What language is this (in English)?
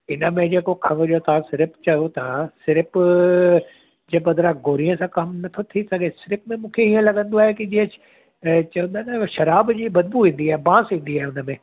Sindhi